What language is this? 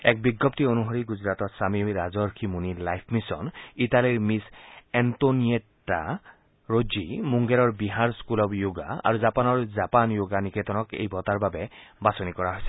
Assamese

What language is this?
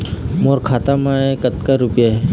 Chhattisgarhi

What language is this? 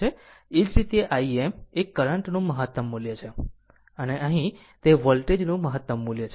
Gujarati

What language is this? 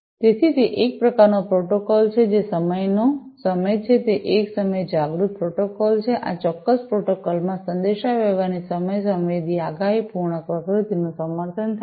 Gujarati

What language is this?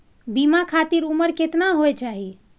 Maithili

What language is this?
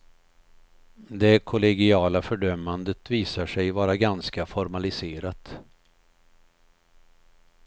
Swedish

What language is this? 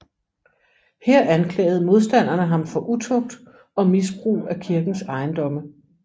Danish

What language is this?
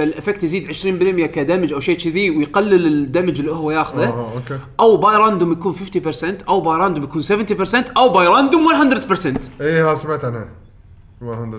Arabic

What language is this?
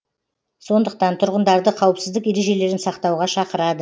Kazakh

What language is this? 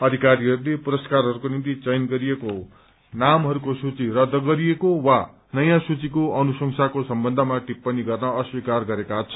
Nepali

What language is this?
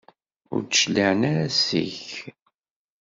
Kabyle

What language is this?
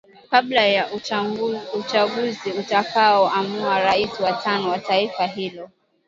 Swahili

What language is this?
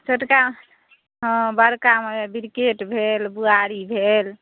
Maithili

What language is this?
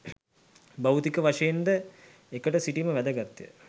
Sinhala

